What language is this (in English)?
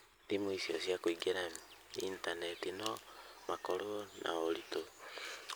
Kikuyu